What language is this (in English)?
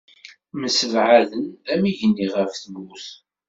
Kabyle